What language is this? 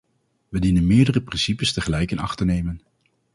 Dutch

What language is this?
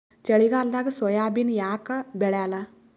Kannada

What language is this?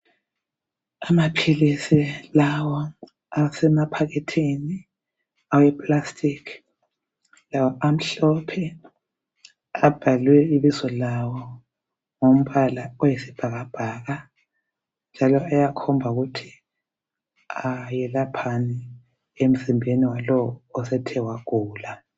North Ndebele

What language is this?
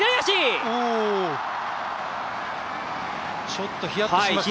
Japanese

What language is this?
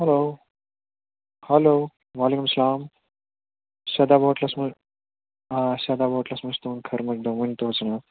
Kashmiri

